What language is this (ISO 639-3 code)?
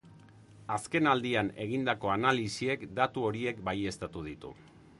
eus